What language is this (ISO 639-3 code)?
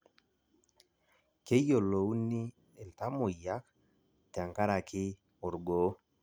mas